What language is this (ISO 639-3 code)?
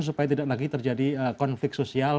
ind